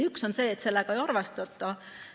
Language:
Estonian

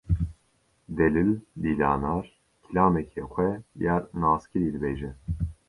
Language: Kurdish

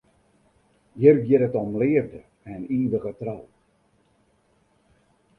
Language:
Western Frisian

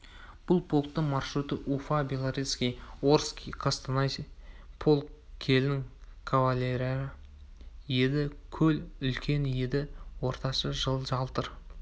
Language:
Kazakh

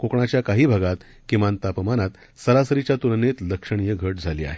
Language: Marathi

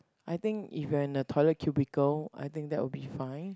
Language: English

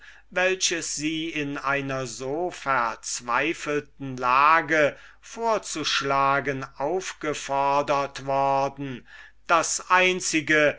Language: German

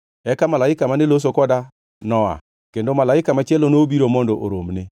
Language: Luo (Kenya and Tanzania)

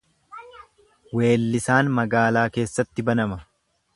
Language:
Oromo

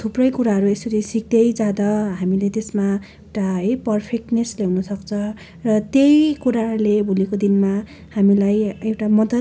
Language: Nepali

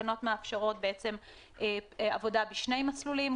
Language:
Hebrew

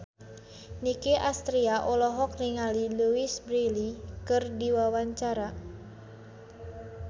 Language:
Sundanese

